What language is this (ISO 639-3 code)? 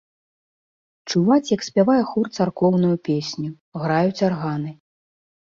bel